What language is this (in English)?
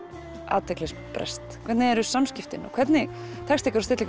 Icelandic